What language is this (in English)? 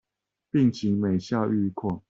Chinese